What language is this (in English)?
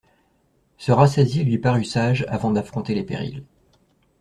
French